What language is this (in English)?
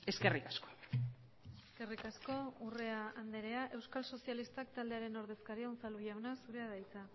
Basque